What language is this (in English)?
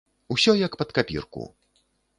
Belarusian